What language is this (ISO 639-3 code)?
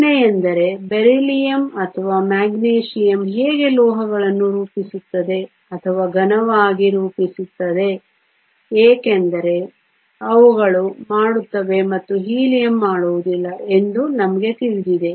kan